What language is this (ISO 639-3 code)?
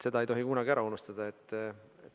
est